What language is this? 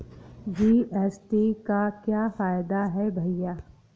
Hindi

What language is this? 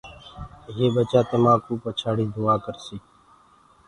Gurgula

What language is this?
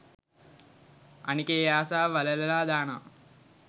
Sinhala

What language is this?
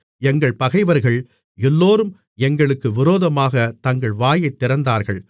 Tamil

